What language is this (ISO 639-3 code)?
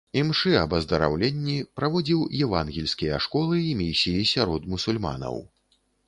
bel